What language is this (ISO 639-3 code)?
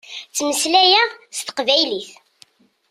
kab